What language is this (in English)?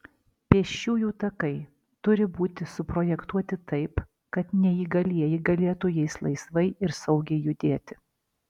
Lithuanian